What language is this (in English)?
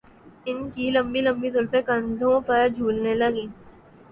Urdu